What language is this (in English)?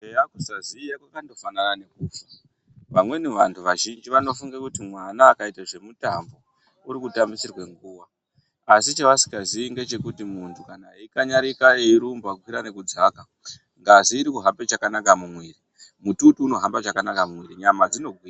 Ndau